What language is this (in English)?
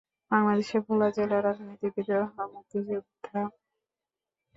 Bangla